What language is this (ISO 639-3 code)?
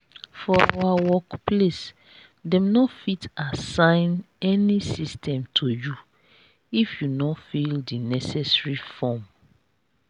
pcm